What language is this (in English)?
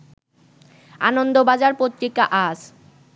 Bangla